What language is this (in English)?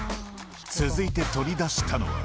Japanese